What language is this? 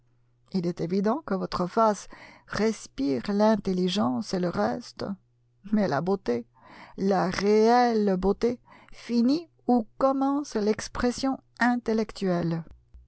French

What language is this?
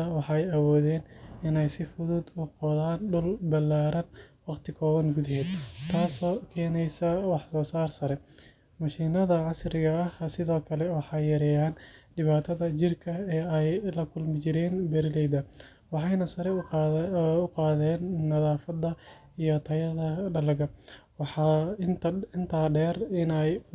Somali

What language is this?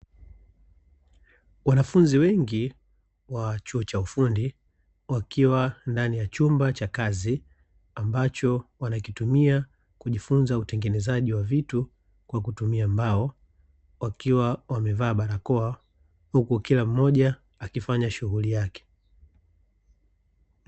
Swahili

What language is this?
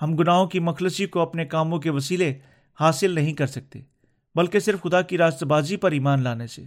Urdu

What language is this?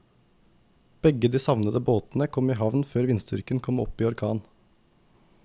Norwegian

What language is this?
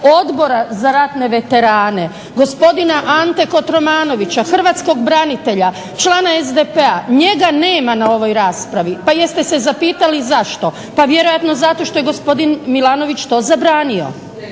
Croatian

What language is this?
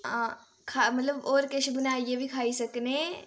Dogri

